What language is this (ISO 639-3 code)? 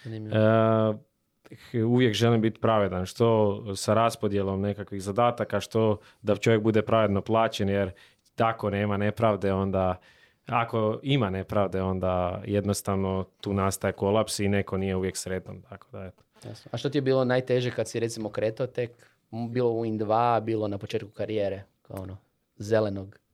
hrv